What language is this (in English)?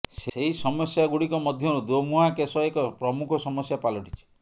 Odia